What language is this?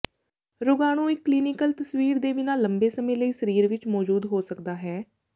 Punjabi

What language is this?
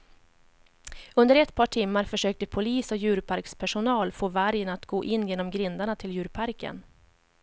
Swedish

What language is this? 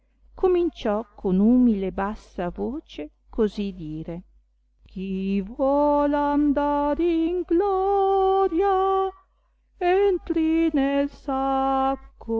Italian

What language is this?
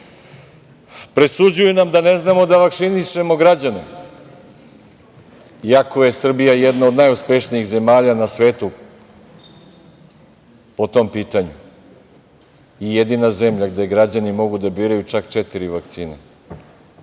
Serbian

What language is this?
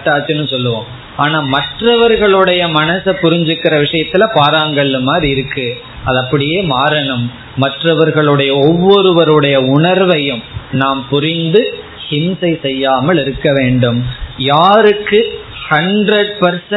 Tamil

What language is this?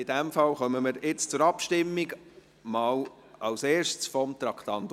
Swiss German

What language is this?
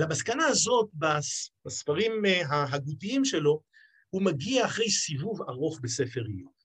Hebrew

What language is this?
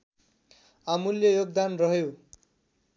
Nepali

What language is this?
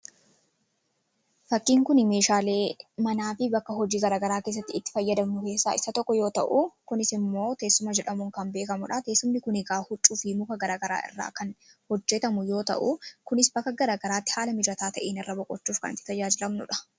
Oromo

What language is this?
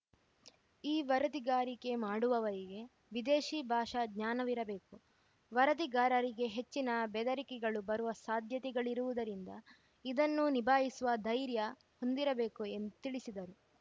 Kannada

